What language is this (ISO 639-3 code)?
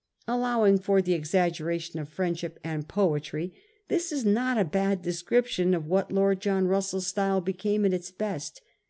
eng